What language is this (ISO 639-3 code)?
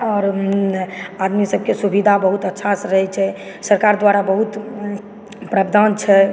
mai